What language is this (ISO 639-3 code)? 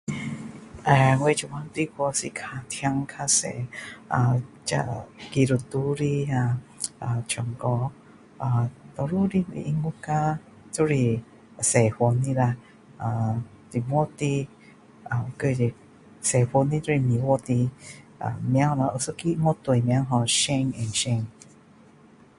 cdo